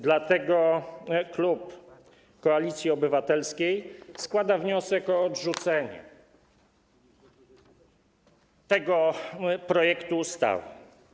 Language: Polish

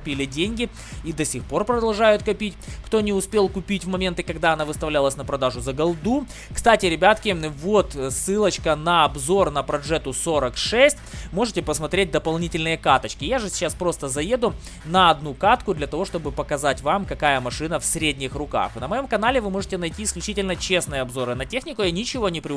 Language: Russian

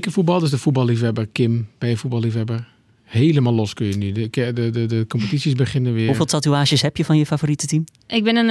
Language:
Dutch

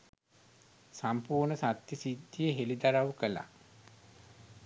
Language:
Sinhala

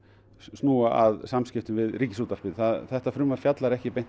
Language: Icelandic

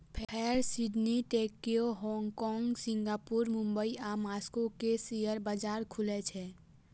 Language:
Maithili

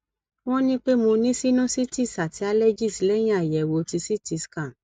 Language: Yoruba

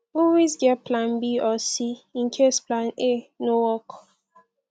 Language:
Nigerian Pidgin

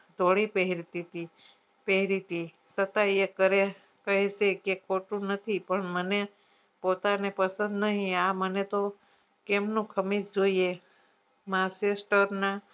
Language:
Gujarati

